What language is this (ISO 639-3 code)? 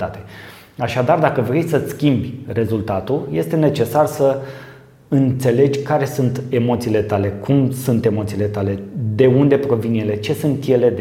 ron